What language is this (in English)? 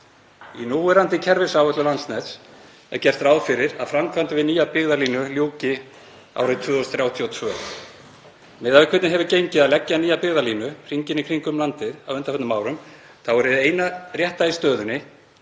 Icelandic